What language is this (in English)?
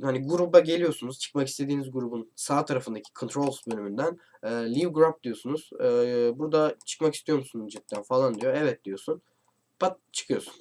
Turkish